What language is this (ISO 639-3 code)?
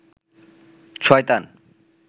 ben